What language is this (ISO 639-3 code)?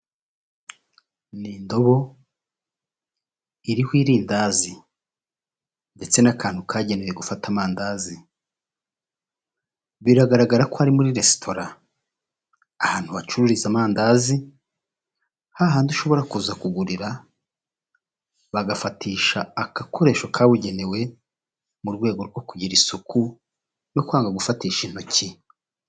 kin